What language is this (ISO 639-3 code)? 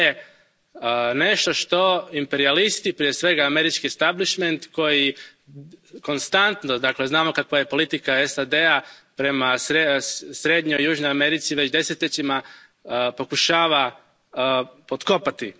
hrv